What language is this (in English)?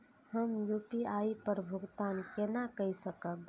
Maithili